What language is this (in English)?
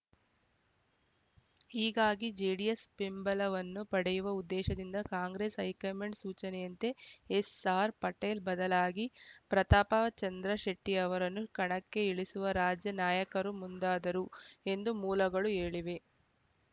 Kannada